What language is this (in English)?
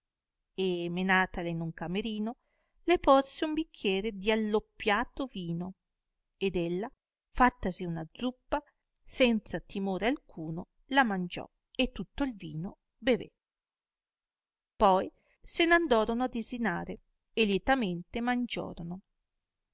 Italian